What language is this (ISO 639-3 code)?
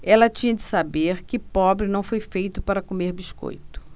por